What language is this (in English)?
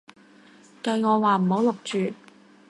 Cantonese